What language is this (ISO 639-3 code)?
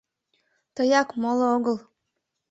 chm